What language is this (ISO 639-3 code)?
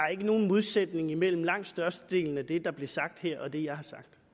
dan